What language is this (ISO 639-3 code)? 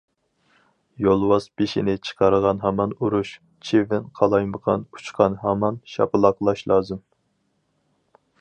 uig